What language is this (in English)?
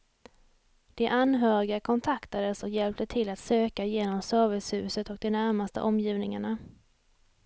Swedish